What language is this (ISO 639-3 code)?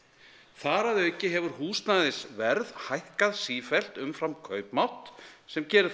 isl